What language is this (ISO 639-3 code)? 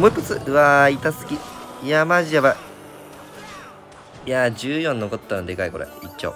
jpn